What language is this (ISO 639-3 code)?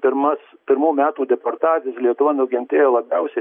lit